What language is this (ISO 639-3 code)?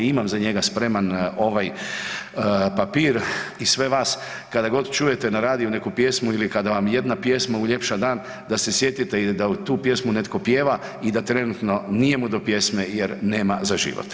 hrv